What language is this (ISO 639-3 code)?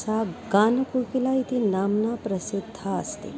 san